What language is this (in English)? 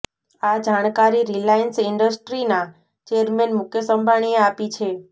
Gujarati